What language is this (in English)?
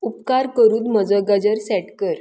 Konkani